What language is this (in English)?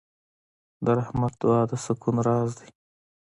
Pashto